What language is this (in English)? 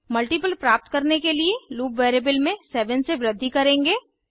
Hindi